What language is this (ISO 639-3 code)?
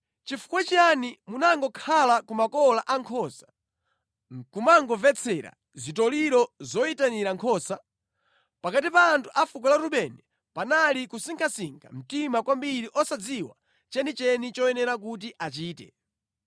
nya